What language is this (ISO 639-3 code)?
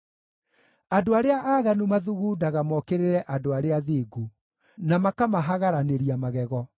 kik